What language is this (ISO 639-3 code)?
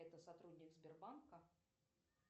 rus